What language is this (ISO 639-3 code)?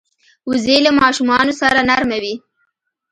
pus